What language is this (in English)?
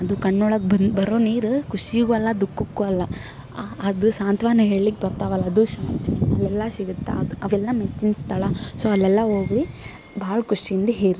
Kannada